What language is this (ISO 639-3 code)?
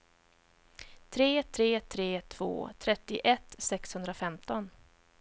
swe